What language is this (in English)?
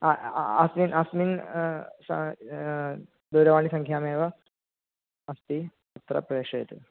Sanskrit